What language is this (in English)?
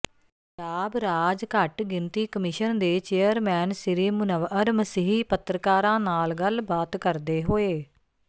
Punjabi